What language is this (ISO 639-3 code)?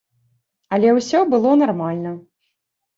bel